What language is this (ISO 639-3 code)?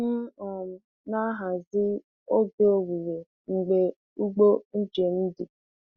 ibo